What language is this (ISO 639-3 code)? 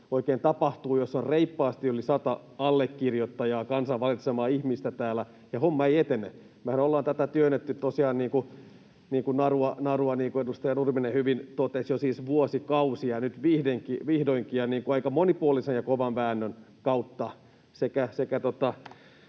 fin